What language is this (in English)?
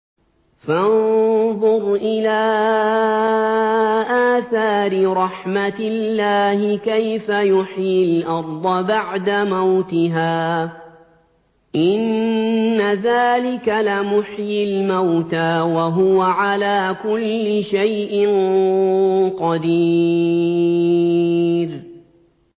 Arabic